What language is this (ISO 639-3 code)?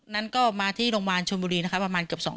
tha